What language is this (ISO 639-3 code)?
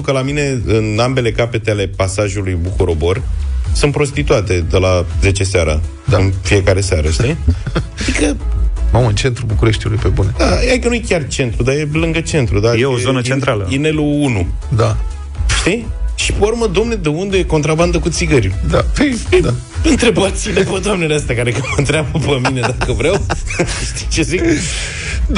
ron